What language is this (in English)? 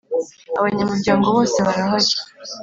Kinyarwanda